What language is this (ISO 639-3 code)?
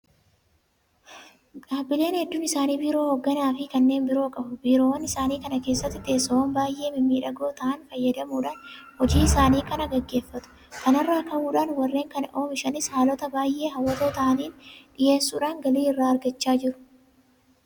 orm